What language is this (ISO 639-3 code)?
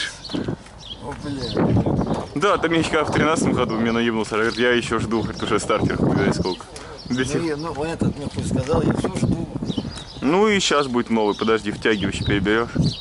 rus